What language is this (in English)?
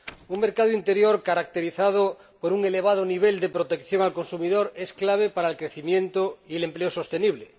Spanish